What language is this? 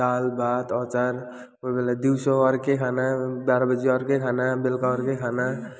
Nepali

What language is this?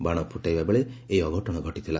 Odia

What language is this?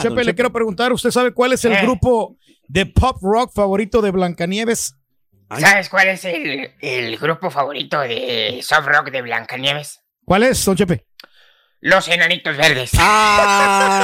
Spanish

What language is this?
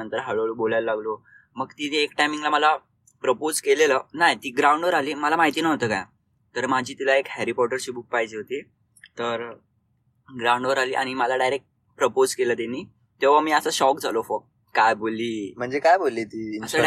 Marathi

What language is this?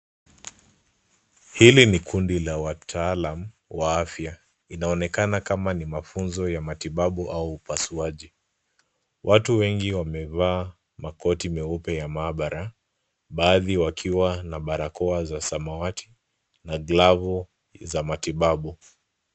Swahili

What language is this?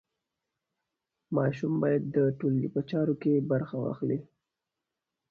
Pashto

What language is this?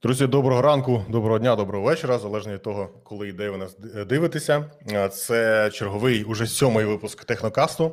Ukrainian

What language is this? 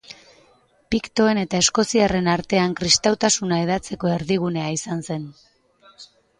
Basque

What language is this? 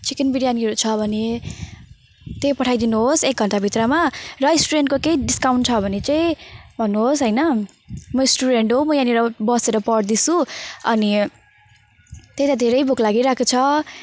Nepali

